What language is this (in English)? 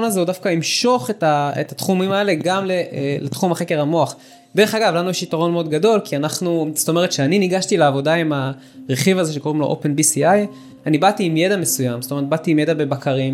Hebrew